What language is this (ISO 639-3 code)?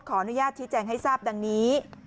tha